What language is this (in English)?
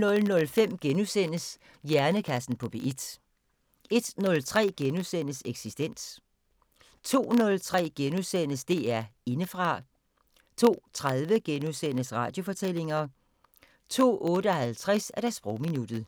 Danish